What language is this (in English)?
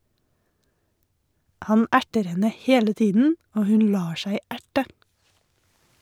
Norwegian